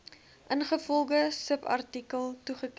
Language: Afrikaans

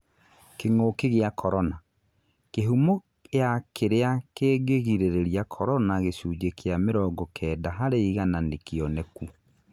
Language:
Kikuyu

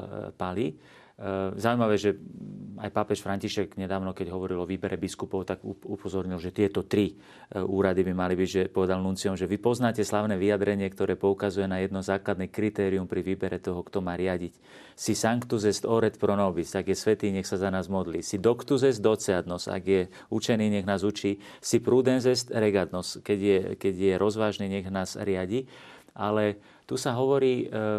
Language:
Slovak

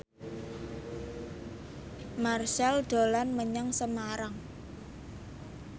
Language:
Javanese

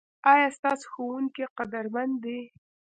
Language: Pashto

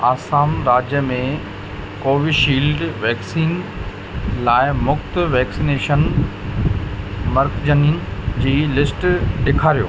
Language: Sindhi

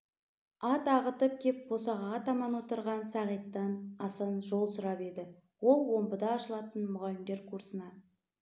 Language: Kazakh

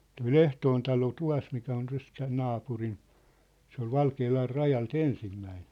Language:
Finnish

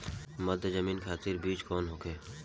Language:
Bhojpuri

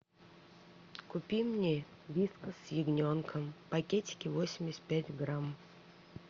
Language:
Russian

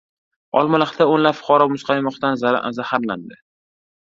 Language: Uzbek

